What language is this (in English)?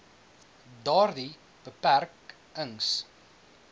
Afrikaans